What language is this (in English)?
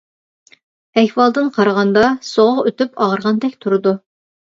Uyghur